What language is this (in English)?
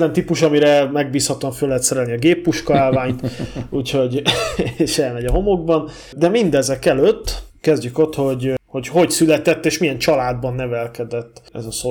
Hungarian